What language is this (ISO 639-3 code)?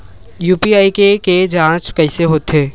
hne